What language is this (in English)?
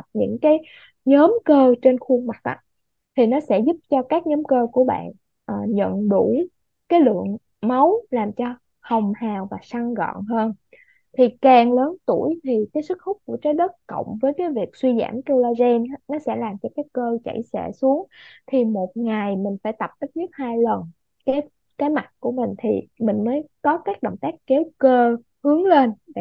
Vietnamese